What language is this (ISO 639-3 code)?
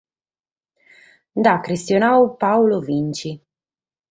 srd